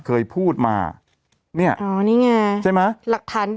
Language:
Thai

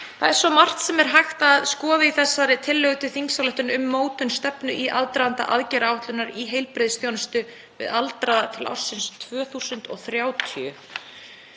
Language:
Icelandic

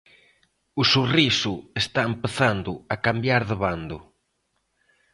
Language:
Galician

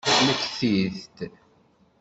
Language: Kabyle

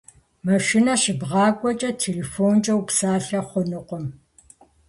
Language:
Kabardian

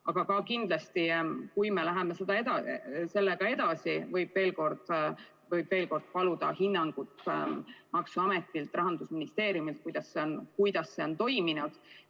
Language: Estonian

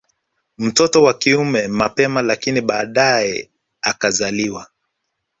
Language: Swahili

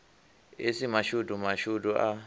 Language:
Venda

